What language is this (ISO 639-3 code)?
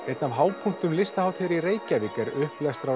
isl